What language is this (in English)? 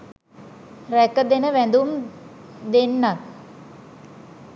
Sinhala